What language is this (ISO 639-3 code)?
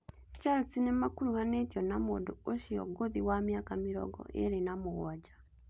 kik